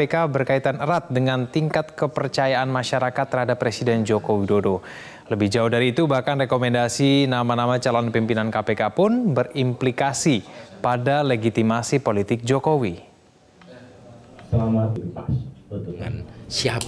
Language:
Indonesian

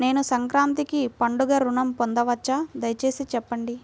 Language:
Telugu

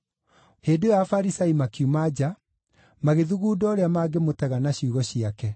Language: Kikuyu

